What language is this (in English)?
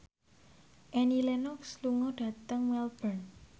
Javanese